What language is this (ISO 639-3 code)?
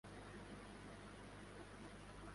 urd